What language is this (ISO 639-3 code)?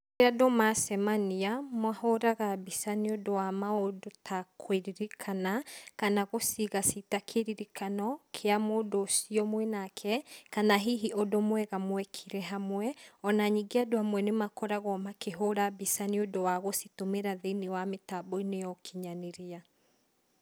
kik